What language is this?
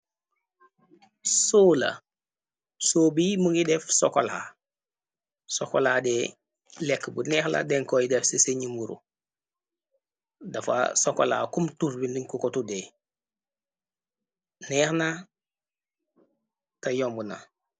Wolof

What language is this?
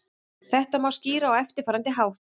Icelandic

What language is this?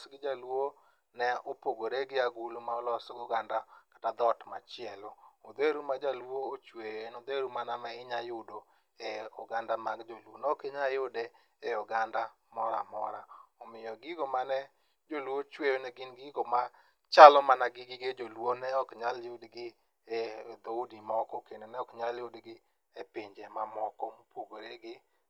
Luo (Kenya and Tanzania)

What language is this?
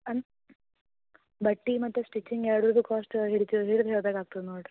Kannada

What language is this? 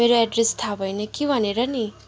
Nepali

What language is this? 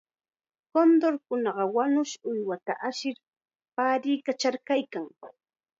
Chiquián Ancash Quechua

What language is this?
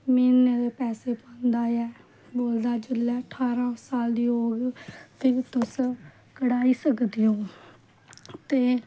Dogri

